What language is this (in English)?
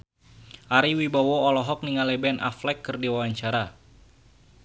Sundanese